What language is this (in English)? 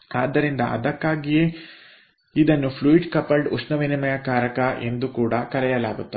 Kannada